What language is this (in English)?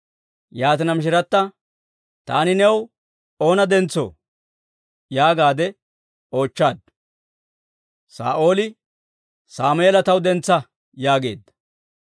Dawro